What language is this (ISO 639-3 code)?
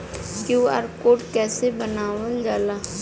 bho